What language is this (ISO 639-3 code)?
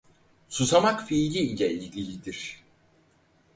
tur